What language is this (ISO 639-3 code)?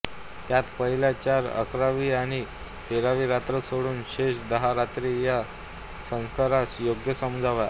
mar